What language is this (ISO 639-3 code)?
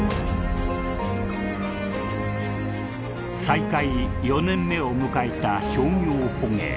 jpn